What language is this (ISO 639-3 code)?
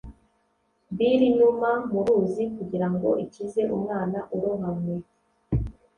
kin